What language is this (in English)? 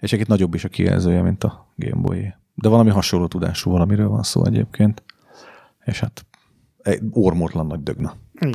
Hungarian